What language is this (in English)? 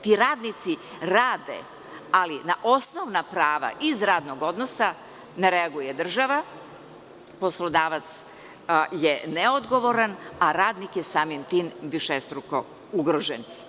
Serbian